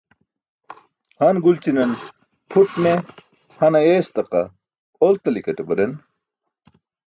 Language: Burushaski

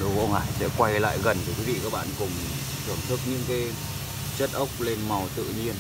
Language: Vietnamese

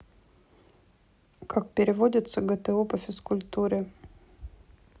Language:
Russian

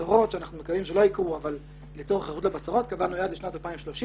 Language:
Hebrew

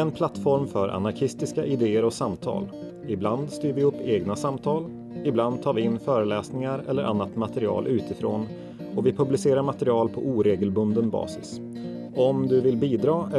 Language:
Swedish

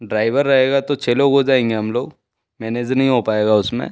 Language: Hindi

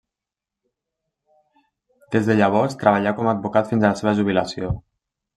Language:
Catalan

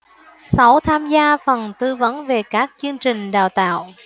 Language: Vietnamese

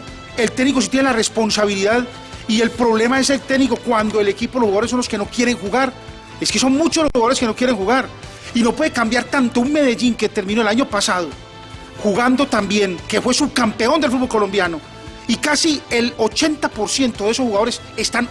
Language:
Spanish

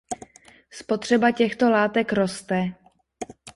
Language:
Czech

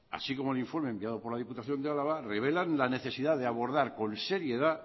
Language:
Spanish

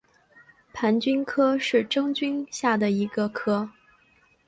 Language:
Chinese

